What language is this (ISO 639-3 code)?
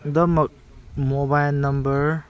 mni